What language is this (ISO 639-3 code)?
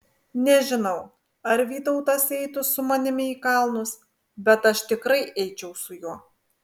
lit